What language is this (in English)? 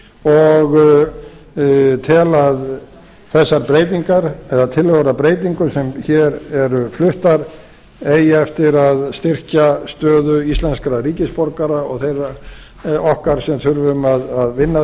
Icelandic